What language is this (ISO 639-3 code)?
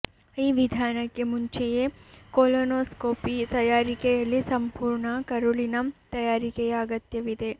kan